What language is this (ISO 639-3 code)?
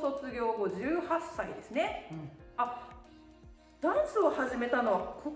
jpn